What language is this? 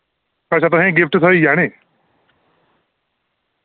Dogri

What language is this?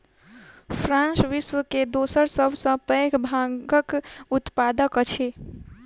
Maithili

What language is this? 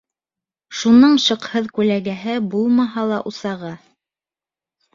Bashkir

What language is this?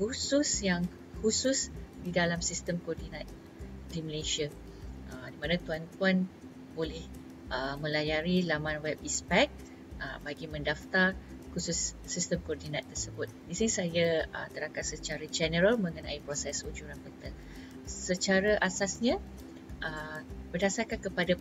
Malay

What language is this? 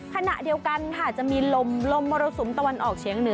Thai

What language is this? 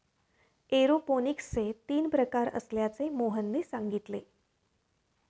Marathi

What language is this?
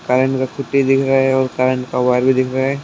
Hindi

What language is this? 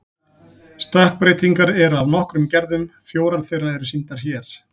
Icelandic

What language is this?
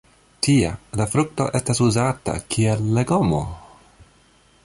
Esperanto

